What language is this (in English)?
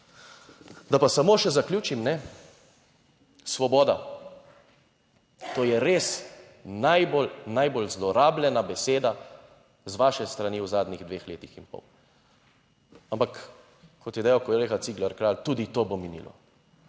Slovenian